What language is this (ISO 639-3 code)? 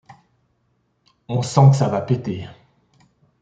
fra